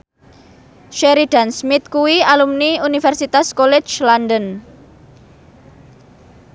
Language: Javanese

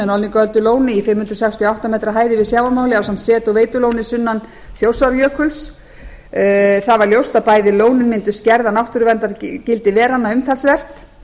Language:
Icelandic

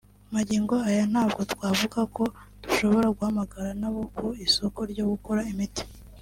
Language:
Kinyarwanda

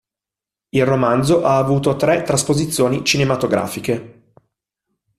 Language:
Italian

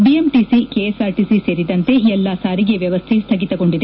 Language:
Kannada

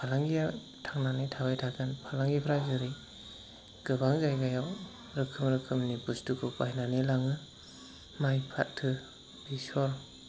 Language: Bodo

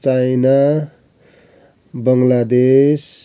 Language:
Nepali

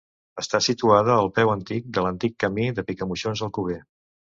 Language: Catalan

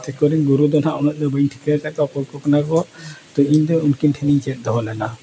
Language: Santali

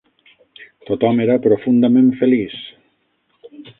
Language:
Catalan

